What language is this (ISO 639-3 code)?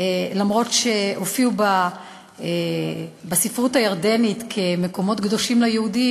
heb